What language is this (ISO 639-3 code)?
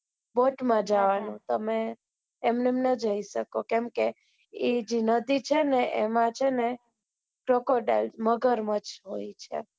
guj